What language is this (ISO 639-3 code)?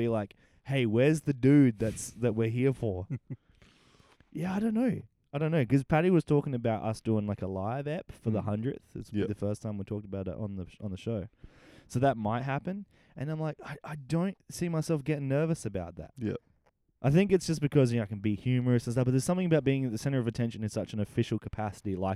eng